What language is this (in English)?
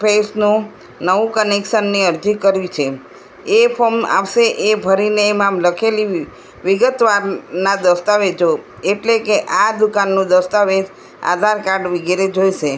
Gujarati